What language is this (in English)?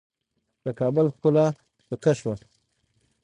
Pashto